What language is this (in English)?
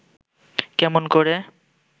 Bangla